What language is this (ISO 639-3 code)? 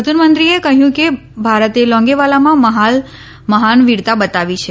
guj